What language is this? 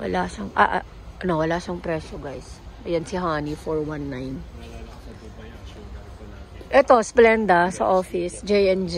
Filipino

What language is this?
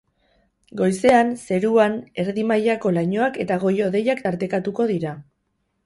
Basque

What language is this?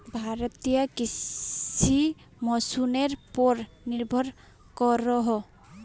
Magahi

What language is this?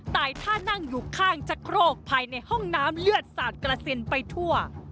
Thai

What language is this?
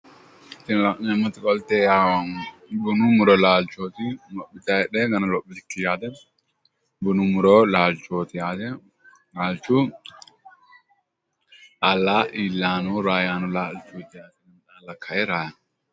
Sidamo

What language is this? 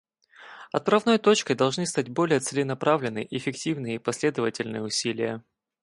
Russian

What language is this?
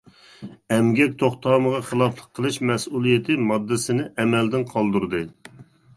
Uyghur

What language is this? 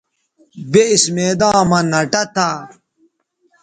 Bateri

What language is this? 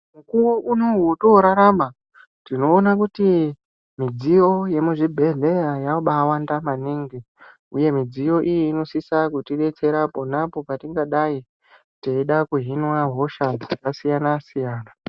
Ndau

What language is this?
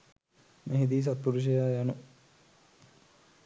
Sinhala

